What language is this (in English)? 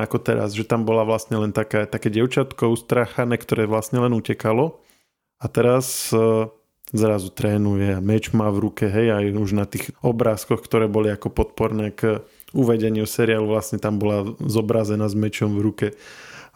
Slovak